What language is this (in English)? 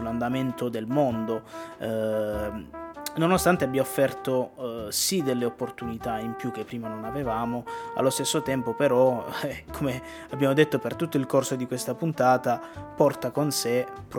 Italian